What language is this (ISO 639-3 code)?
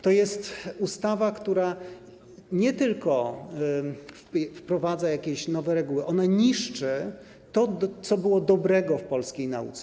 pol